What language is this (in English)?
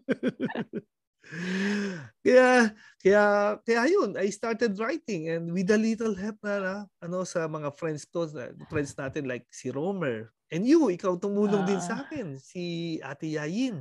Filipino